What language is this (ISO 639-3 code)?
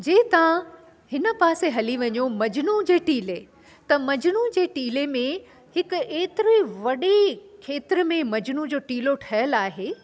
snd